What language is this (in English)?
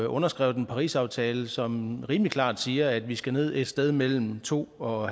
Danish